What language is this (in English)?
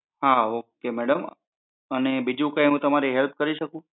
Gujarati